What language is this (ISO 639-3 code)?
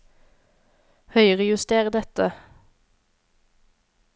nor